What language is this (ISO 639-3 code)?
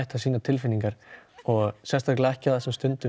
isl